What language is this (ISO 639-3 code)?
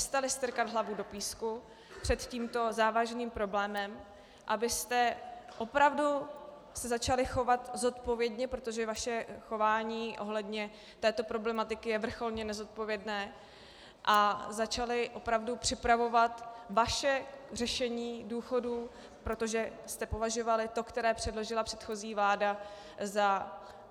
ces